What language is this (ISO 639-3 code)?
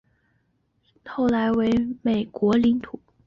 zho